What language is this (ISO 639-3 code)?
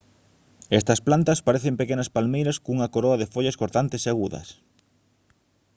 glg